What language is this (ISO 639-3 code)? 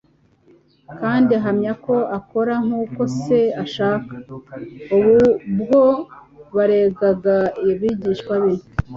kin